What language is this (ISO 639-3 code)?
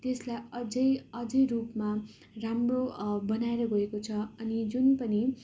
nep